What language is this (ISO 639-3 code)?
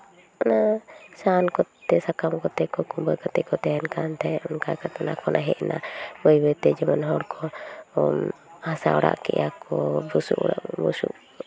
sat